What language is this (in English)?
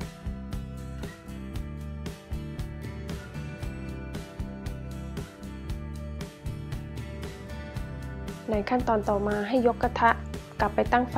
Thai